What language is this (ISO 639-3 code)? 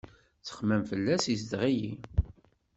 kab